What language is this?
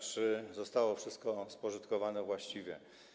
Polish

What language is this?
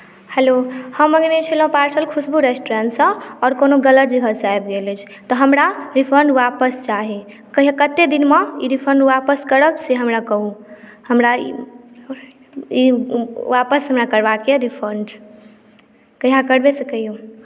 Maithili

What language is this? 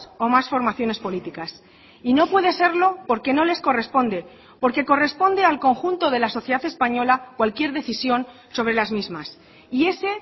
Spanish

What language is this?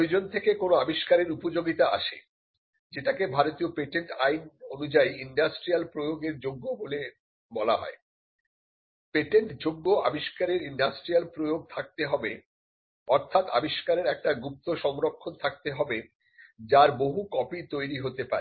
Bangla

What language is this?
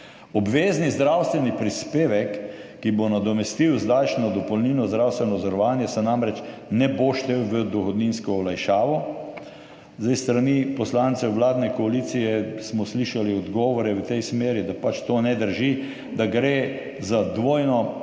Slovenian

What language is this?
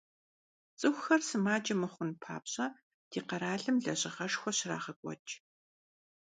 Kabardian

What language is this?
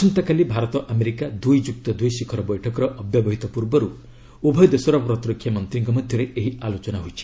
Odia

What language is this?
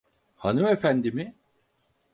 Turkish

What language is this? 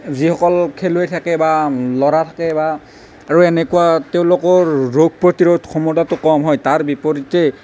Assamese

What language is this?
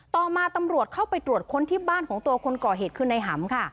Thai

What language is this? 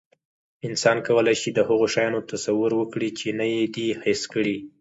Pashto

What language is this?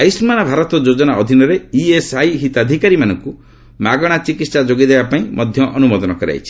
Odia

